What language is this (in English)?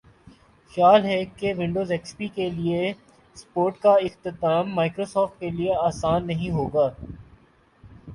Urdu